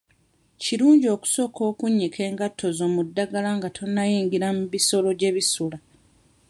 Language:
Ganda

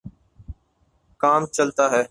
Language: Urdu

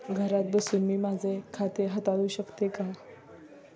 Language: Marathi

